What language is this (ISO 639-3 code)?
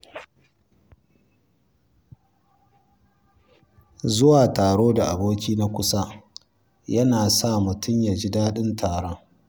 hau